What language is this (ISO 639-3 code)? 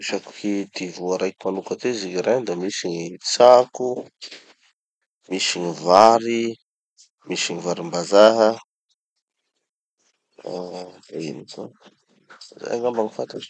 txy